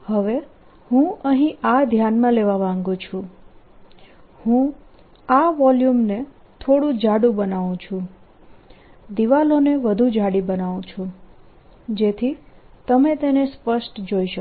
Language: Gujarati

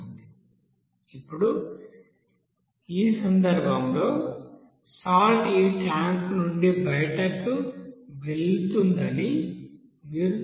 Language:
Telugu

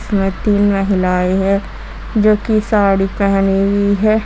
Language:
Hindi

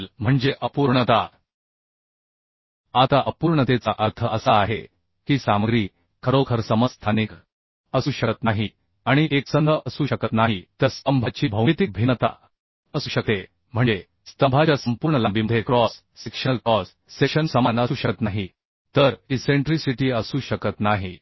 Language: Marathi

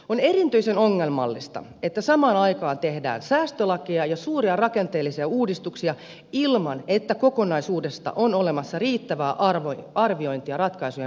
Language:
Finnish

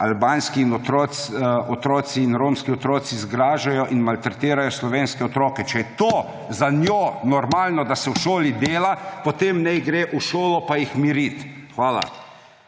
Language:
Slovenian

